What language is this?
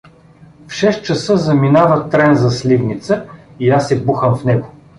Bulgarian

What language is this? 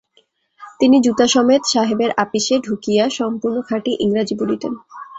Bangla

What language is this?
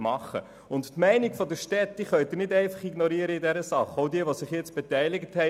Swiss German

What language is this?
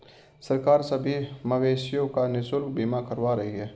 Hindi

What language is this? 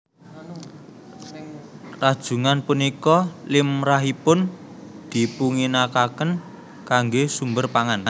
Javanese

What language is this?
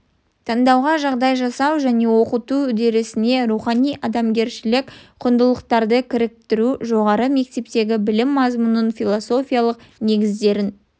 Kazakh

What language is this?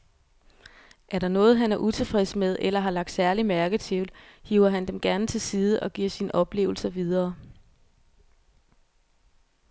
Danish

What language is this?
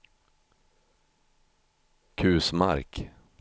Swedish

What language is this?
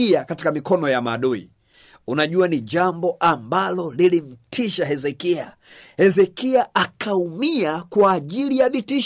Swahili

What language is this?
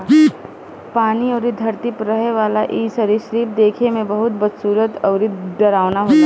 Bhojpuri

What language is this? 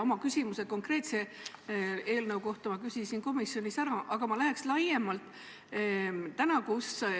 Estonian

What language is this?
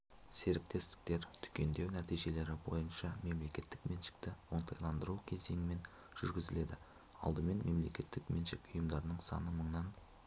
Kazakh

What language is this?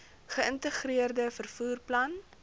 Afrikaans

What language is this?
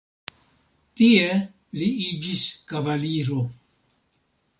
Esperanto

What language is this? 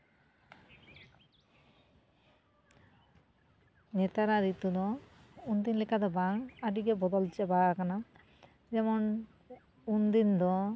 Santali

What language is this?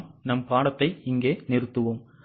Tamil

